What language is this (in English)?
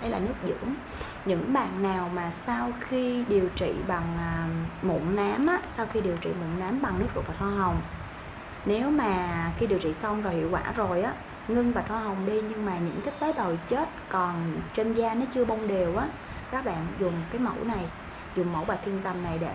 Vietnamese